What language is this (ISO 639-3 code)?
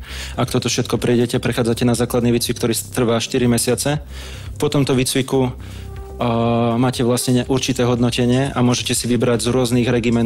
ces